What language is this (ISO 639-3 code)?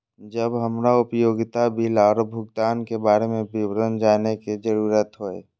mai